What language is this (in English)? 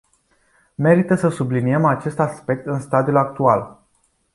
Romanian